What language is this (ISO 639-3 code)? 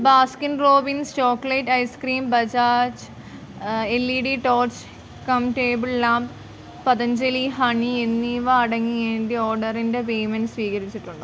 mal